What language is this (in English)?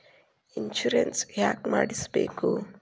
Kannada